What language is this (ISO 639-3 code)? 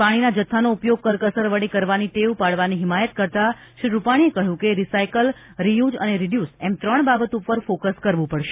guj